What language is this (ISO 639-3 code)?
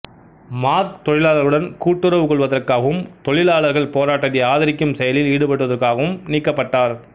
tam